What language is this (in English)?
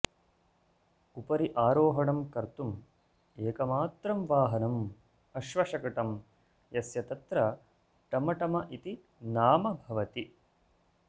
Sanskrit